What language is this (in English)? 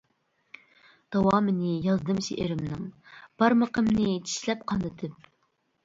Uyghur